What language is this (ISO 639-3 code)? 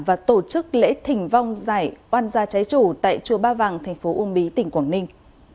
vie